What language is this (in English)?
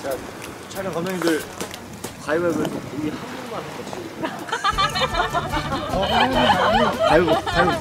Korean